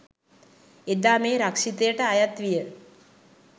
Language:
Sinhala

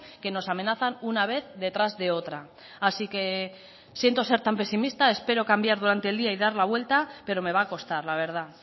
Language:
Spanish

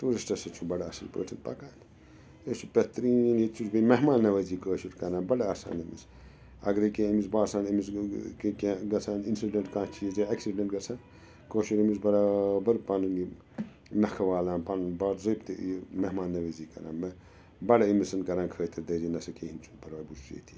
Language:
Kashmiri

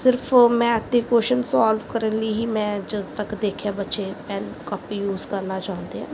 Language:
Punjabi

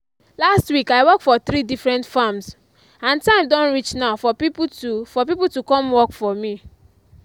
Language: Nigerian Pidgin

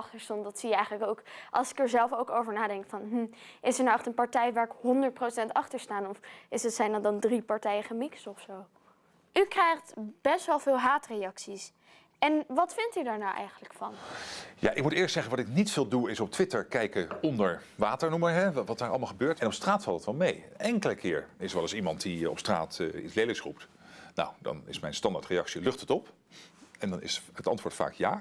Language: Dutch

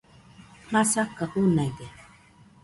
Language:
Nüpode Huitoto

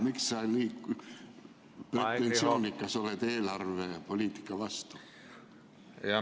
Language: Estonian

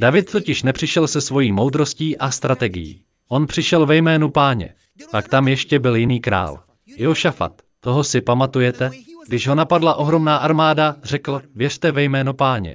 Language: Czech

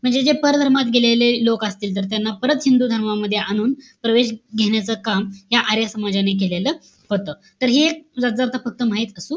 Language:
Marathi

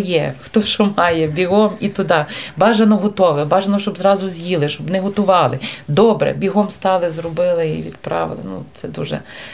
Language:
Ukrainian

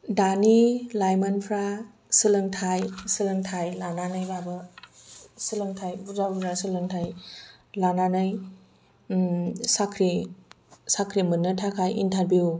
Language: Bodo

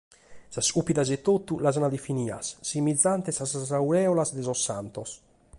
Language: Sardinian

